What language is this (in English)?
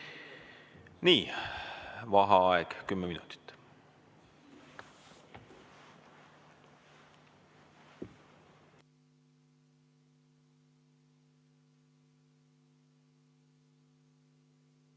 Estonian